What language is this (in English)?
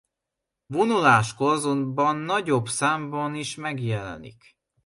Hungarian